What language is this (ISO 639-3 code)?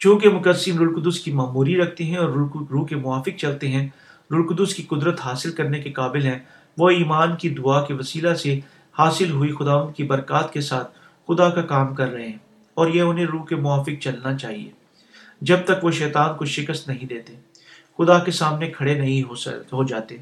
urd